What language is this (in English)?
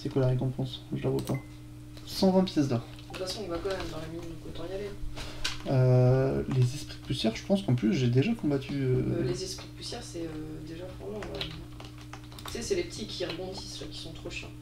French